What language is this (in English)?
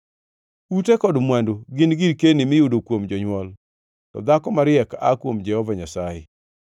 Luo (Kenya and Tanzania)